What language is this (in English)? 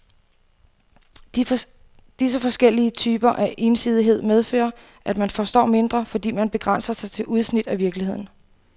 Danish